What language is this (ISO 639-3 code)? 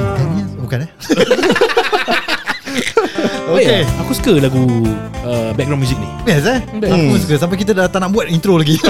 msa